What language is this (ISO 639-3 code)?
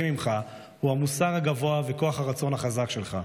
heb